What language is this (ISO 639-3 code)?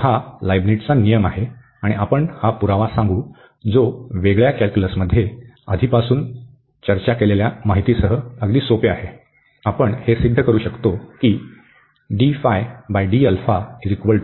mar